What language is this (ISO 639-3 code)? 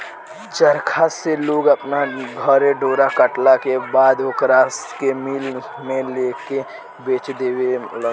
bho